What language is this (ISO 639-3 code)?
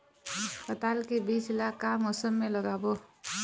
hne